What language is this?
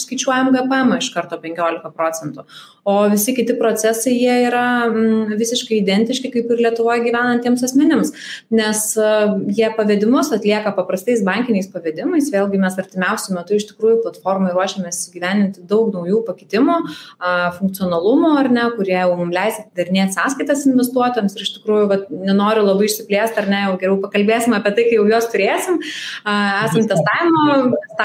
English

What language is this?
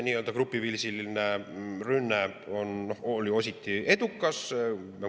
Estonian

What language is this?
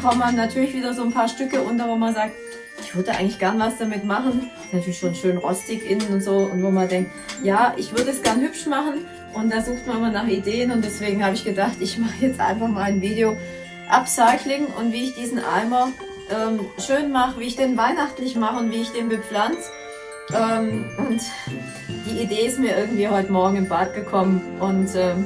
German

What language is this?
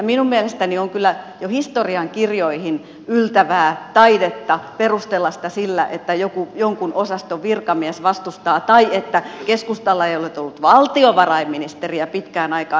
Finnish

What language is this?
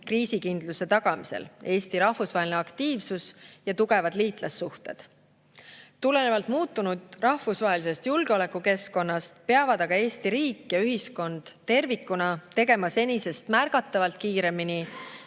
Estonian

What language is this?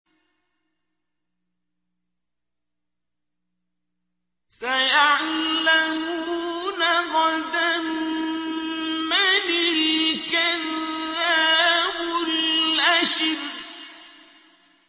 Arabic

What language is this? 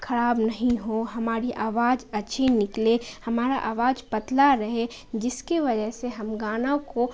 Urdu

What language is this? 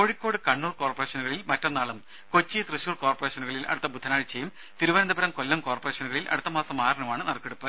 Malayalam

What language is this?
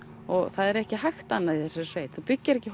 Icelandic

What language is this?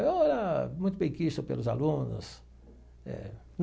Portuguese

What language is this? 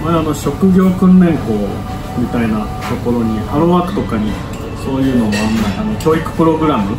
Japanese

